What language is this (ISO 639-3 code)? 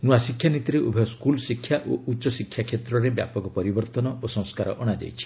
ori